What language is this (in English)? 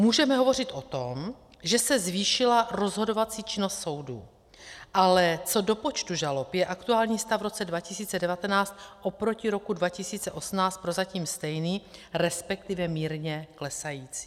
Czech